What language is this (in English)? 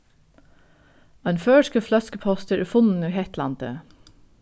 Faroese